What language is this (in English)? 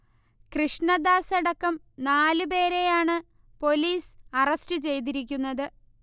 Malayalam